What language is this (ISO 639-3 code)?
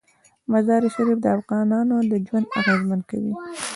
pus